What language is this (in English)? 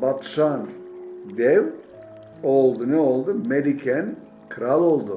Turkish